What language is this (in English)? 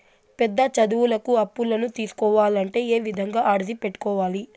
Telugu